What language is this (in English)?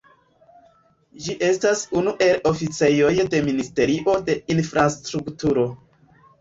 Esperanto